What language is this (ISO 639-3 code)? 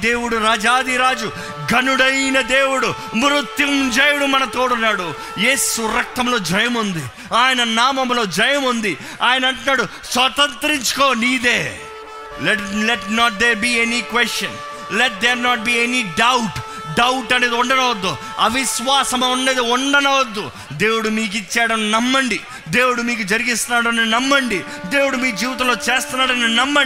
tel